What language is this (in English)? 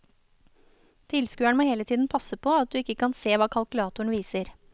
Norwegian